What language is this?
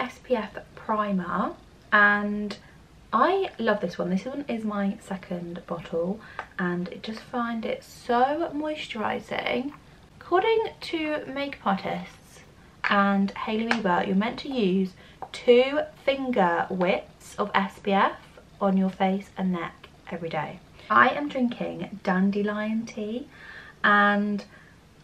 English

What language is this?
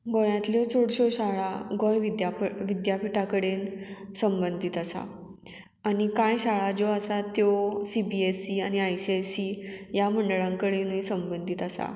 Konkani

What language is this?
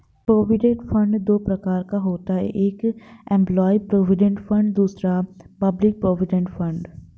Hindi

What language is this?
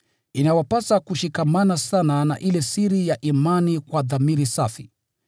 Swahili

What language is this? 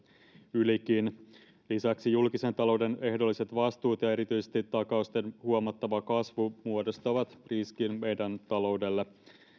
Finnish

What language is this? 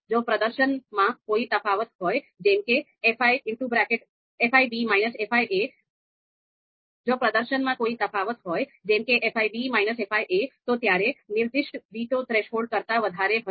Gujarati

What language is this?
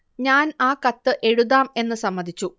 Malayalam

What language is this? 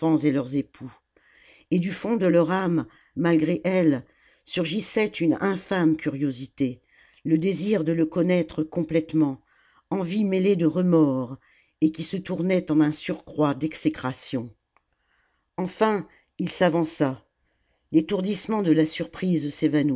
French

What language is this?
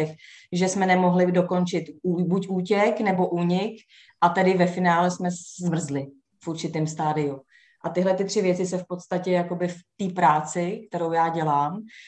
Czech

